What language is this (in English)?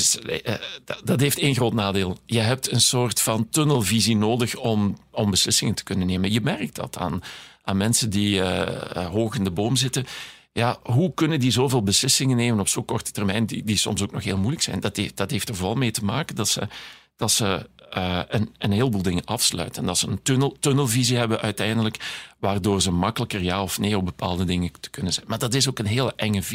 Dutch